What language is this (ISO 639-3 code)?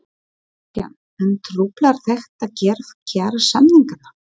isl